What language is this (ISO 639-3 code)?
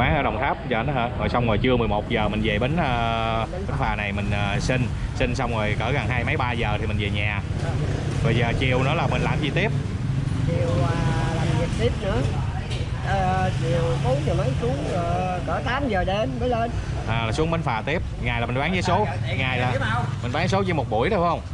vie